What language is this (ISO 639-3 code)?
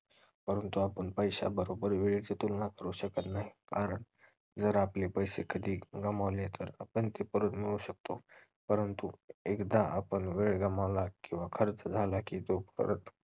mar